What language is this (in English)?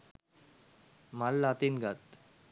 Sinhala